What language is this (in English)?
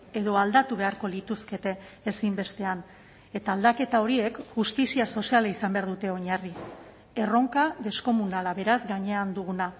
Basque